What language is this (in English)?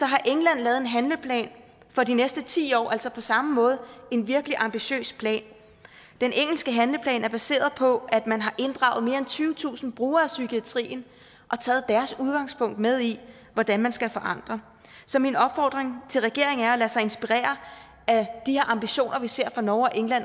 Danish